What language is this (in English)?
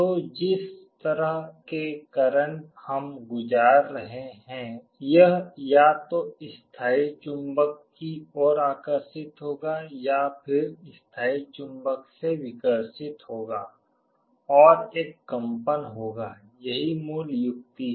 Hindi